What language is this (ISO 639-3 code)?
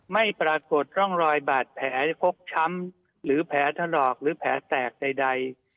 tha